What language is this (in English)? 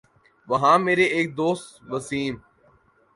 Urdu